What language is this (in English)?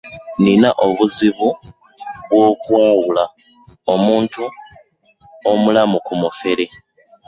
Ganda